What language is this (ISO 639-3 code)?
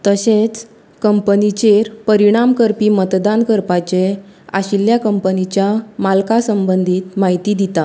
kok